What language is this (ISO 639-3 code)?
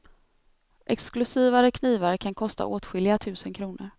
swe